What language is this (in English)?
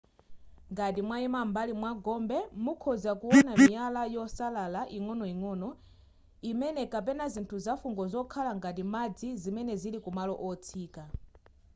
Nyanja